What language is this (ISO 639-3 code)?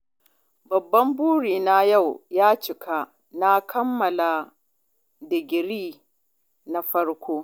hau